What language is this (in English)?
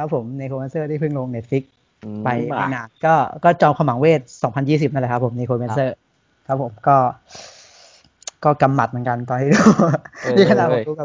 Thai